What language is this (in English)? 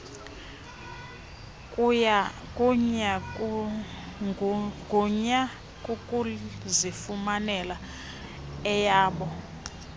Xhosa